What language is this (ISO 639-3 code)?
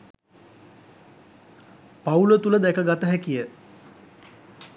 sin